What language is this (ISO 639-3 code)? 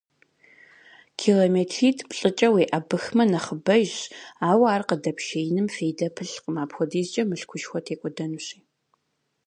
kbd